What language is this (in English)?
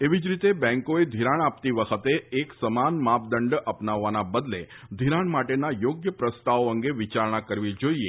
Gujarati